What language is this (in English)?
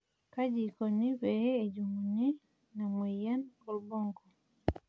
Masai